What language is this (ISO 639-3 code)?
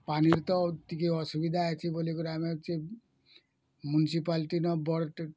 ori